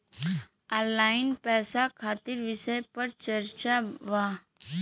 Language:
Bhojpuri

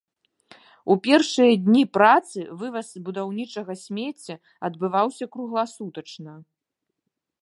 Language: Belarusian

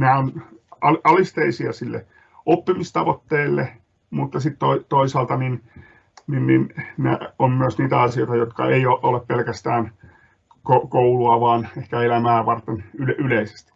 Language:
Finnish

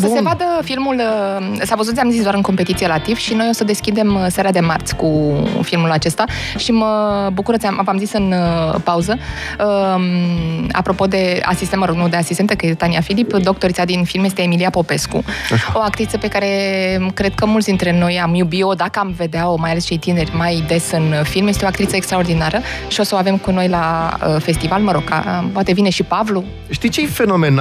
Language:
Romanian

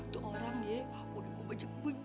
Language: Indonesian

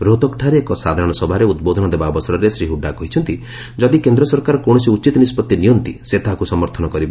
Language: Odia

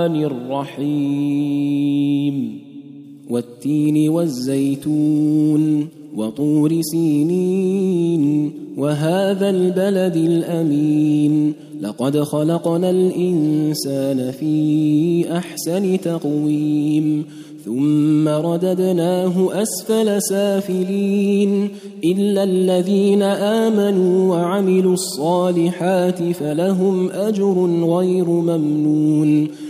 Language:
Arabic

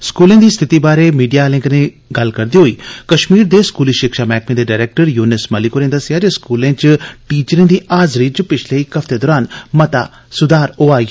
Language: Dogri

